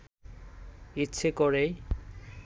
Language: Bangla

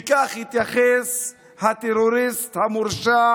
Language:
Hebrew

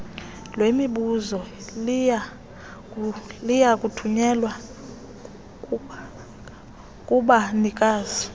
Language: Xhosa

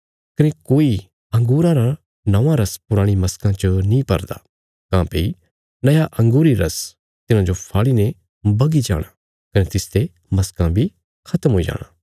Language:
Bilaspuri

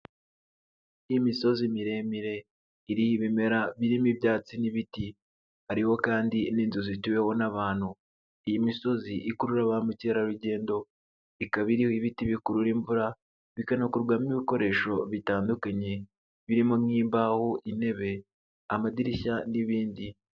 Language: Kinyarwanda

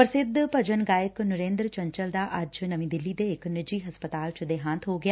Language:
Punjabi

